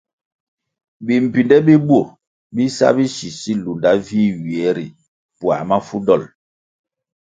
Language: Kwasio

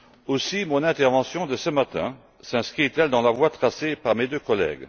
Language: French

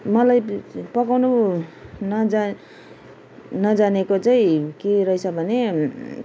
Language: Nepali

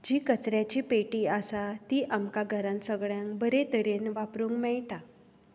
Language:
Konkani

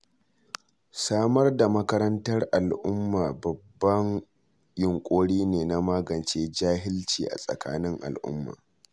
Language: Hausa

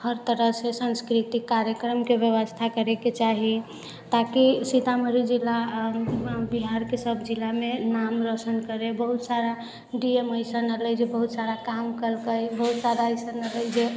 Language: Maithili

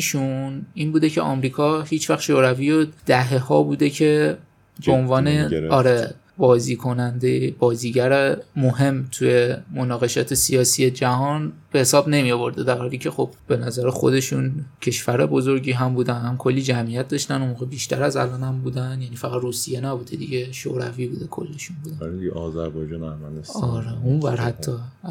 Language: Persian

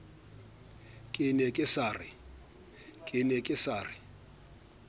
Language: Southern Sotho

